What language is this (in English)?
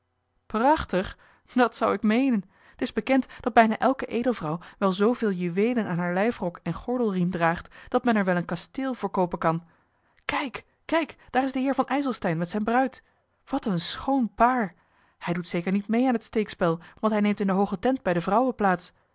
Dutch